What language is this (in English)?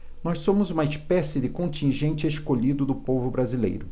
Portuguese